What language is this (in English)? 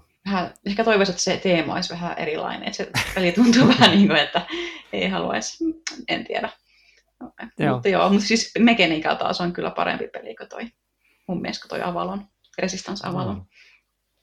Finnish